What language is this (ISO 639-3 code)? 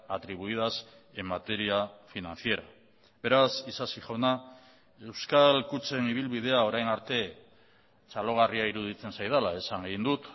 eus